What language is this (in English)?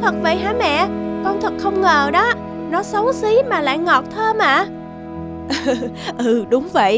Vietnamese